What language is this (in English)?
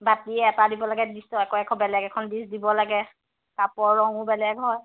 Assamese